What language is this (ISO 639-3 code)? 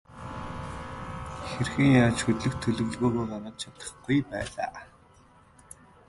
mon